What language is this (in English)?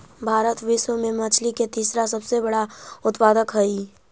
Magahi